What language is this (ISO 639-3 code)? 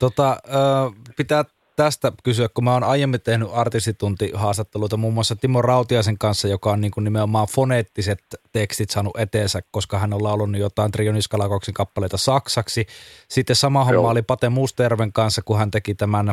fin